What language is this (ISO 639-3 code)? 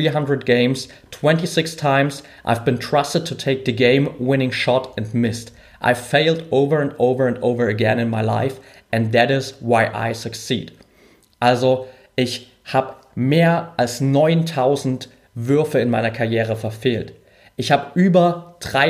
deu